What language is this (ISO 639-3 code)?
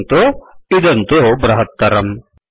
san